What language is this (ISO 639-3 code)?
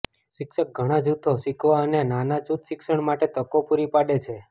guj